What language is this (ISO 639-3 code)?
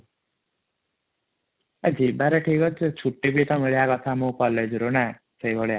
ori